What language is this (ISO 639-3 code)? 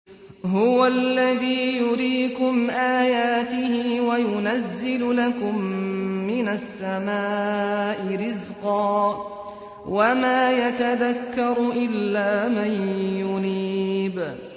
ara